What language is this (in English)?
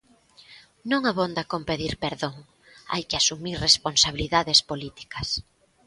Galician